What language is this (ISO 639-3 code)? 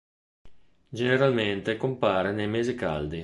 ita